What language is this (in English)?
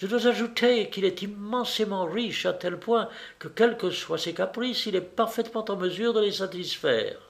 French